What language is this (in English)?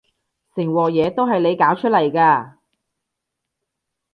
Cantonese